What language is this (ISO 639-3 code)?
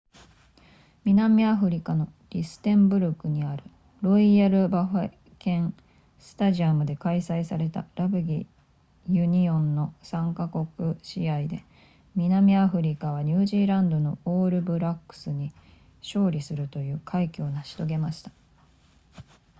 jpn